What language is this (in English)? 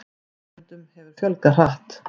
Icelandic